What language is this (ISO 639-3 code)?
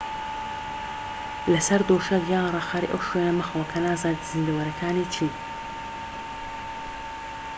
ckb